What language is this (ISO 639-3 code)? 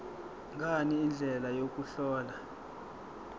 zul